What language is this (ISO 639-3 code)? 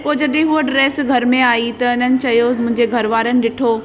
snd